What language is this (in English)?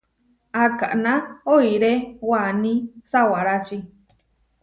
Huarijio